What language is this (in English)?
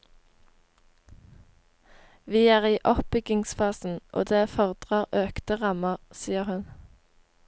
Norwegian